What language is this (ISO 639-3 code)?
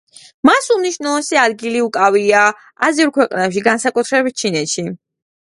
kat